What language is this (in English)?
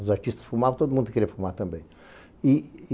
Portuguese